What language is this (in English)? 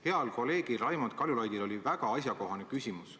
Estonian